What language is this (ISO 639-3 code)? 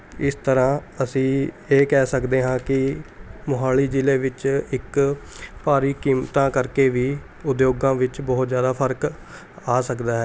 pan